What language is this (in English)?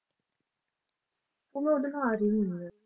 Punjabi